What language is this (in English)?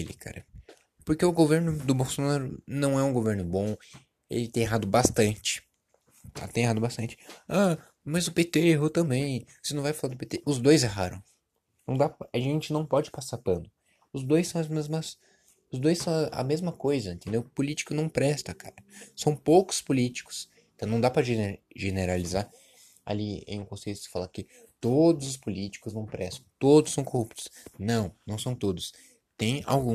Portuguese